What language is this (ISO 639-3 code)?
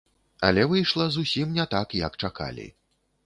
bel